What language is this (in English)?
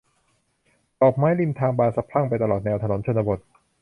Thai